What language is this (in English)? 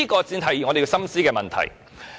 Cantonese